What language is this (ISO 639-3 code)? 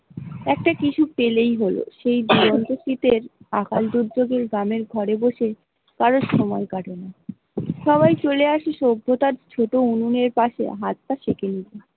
ben